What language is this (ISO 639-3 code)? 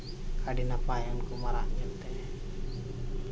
sat